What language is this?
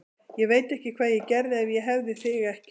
Icelandic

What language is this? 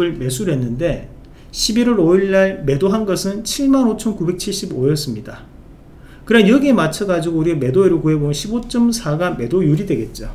Korean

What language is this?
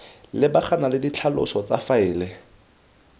Tswana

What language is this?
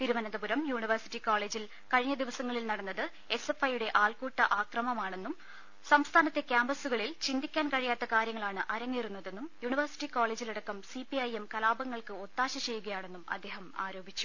Malayalam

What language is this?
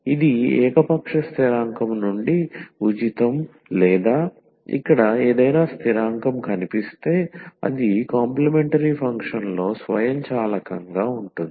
Telugu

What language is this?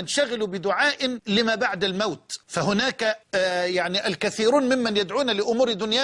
Arabic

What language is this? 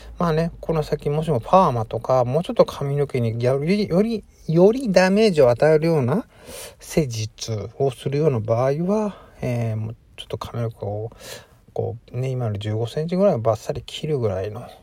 Japanese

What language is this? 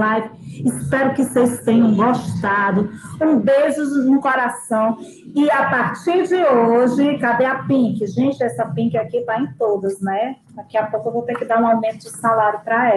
Portuguese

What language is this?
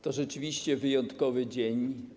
Polish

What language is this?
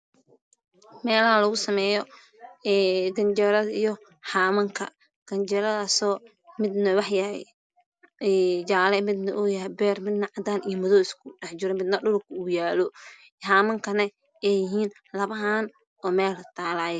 Somali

